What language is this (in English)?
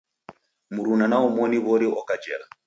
Taita